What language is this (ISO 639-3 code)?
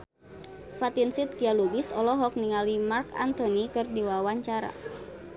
sun